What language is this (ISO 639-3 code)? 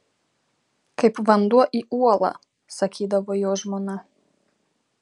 lit